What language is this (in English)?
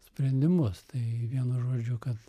Lithuanian